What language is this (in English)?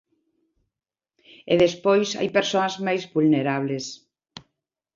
Galician